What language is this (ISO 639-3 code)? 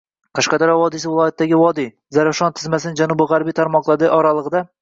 uzb